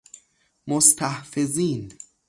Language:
Persian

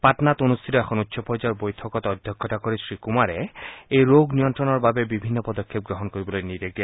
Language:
Assamese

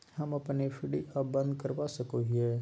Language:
Magahi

